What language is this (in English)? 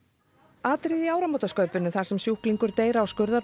Icelandic